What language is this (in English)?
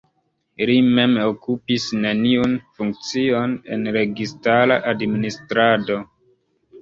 Esperanto